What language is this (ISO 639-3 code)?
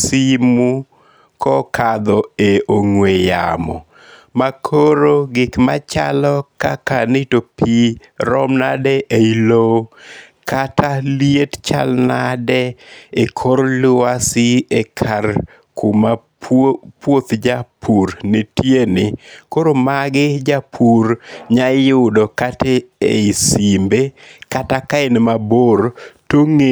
luo